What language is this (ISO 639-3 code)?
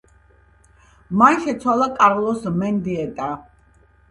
kat